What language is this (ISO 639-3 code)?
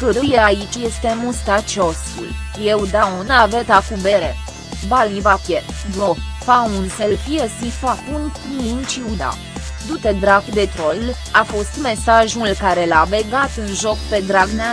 ron